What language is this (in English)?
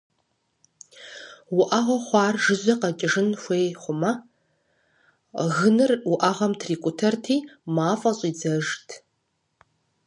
Kabardian